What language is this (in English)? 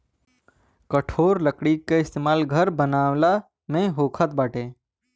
Bhojpuri